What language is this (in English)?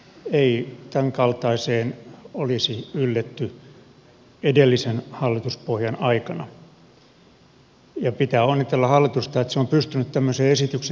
Finnish